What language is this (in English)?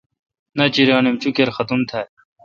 Kalkoti